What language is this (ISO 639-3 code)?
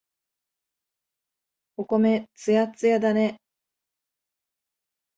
jpn